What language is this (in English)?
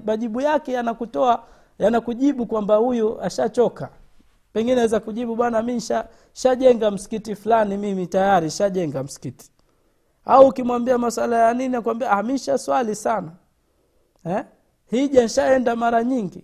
Swahili